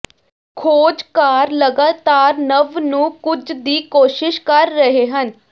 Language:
Punjabi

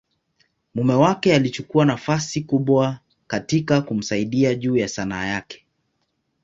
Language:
Swahili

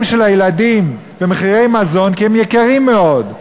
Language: Hebrew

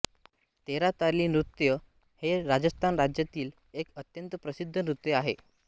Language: Marathi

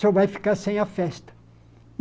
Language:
Portuguese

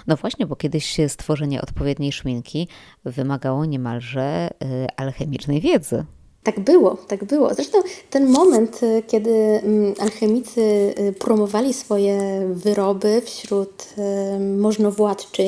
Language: Polish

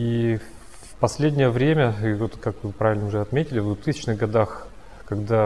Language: Russian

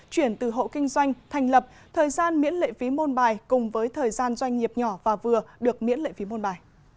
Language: Vietnamese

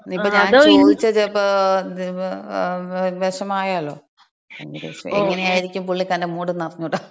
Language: Malayalam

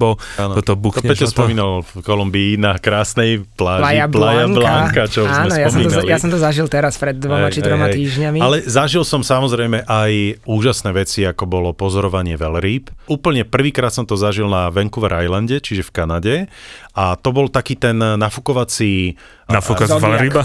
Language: Slovak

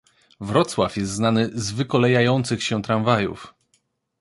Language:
Polish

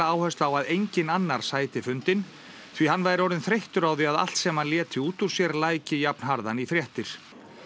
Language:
Icelandic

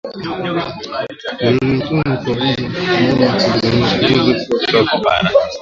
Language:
Swahili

